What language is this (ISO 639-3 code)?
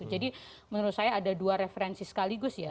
ind